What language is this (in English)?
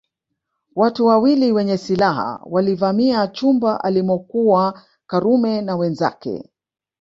Swahili